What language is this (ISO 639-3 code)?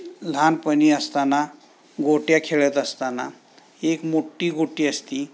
mar